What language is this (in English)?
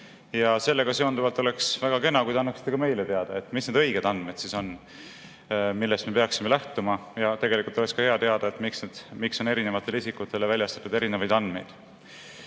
Estonian